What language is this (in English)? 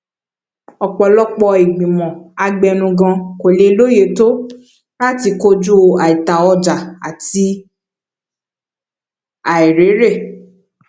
Yoruba